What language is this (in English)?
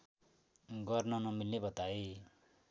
Nepali